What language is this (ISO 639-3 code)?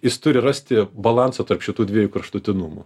lit